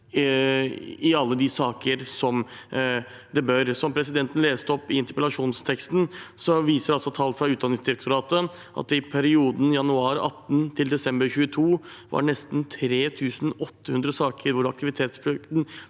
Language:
Norwegian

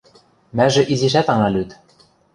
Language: Western Mari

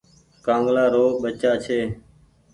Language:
Goaria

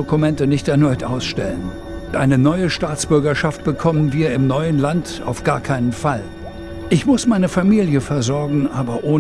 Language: German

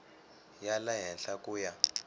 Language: Tsonga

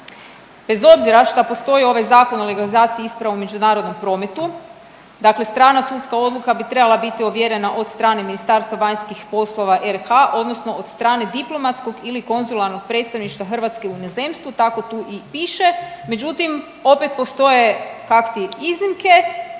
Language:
Croatian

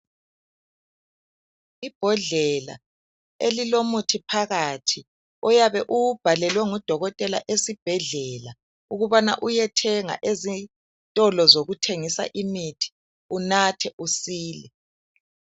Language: North Ndebele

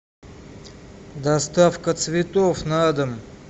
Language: Russian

